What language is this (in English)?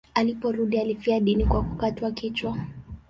Swahili